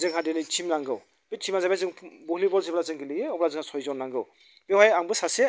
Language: Bodo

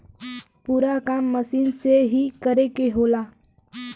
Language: Bhojpuri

